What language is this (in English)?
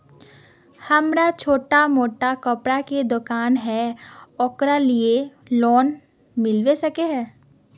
Magahi